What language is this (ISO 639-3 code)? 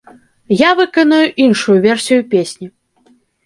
bel